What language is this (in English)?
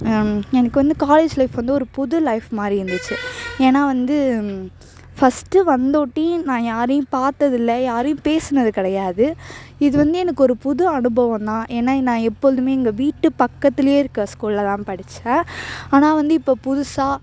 Tamil